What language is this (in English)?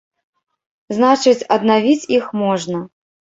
Belarusian